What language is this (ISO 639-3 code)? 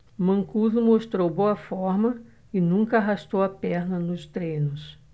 por